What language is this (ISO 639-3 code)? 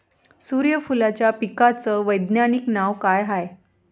mar